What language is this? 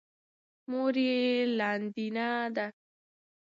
Pashto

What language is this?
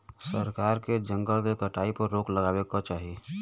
Bhojpuri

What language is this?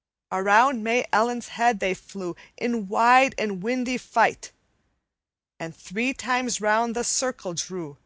English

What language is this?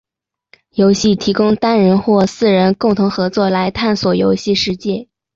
Chinese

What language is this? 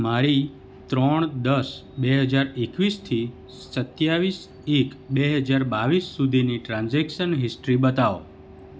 Gujarati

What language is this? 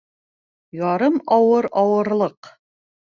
Bashkir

